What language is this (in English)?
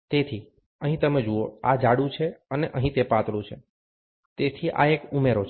Gujarati